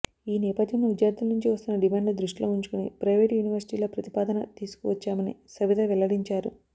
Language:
Telugu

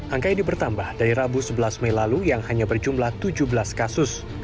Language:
Indonesian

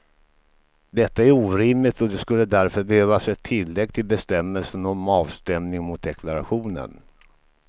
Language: Swedish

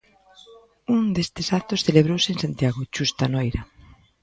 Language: Galician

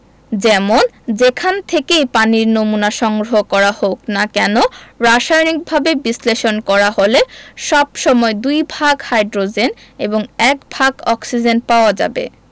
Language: Bangla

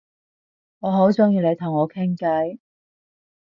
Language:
Cantonese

